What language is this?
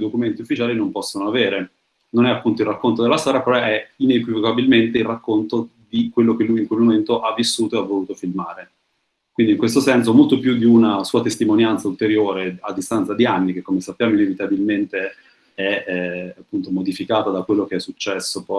Italian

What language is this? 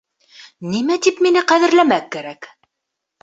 Bashkir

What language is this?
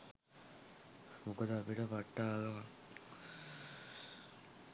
Sinhala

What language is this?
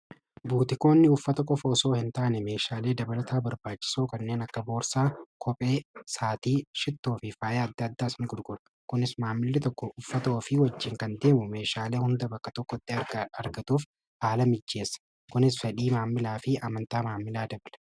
Oromo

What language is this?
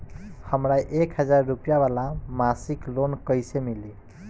Bhojpuri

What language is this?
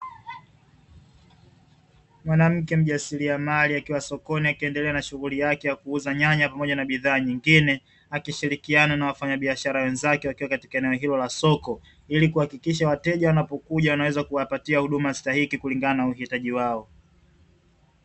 Swahili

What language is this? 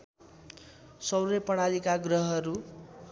Nepali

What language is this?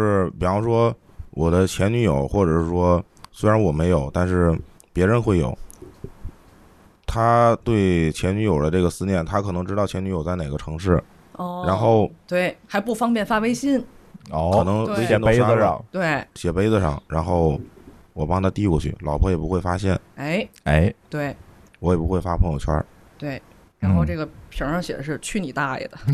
Chinese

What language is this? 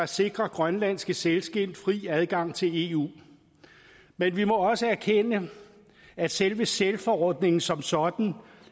Danish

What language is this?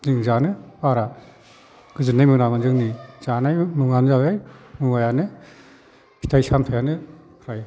Bodo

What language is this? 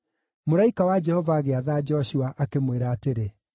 Kikuyu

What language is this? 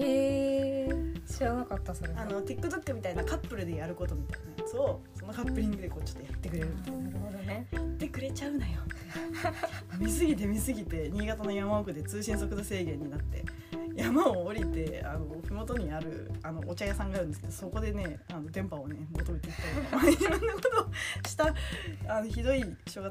Japanese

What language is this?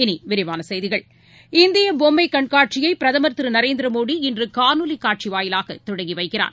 Tamil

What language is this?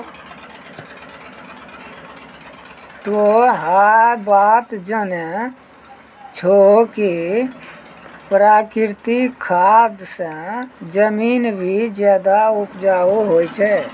Maithili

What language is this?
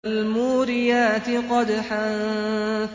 Arabic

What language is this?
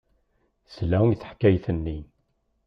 Kabyle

